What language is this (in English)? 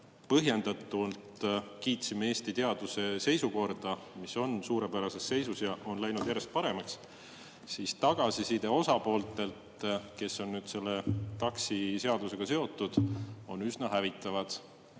Estonian